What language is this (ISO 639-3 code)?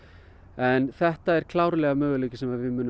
isl